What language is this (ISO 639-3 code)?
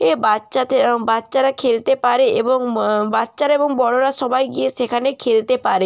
ben